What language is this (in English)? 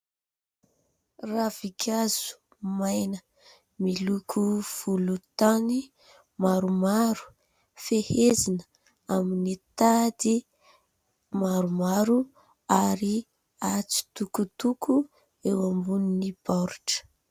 Malagasy